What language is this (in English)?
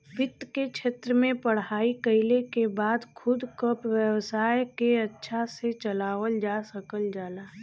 Bhojpuri